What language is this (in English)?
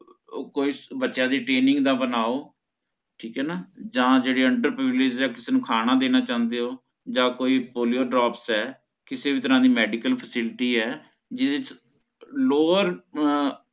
Punjabi